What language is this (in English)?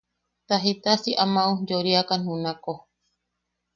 Yaqui